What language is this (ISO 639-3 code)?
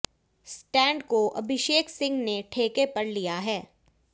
hin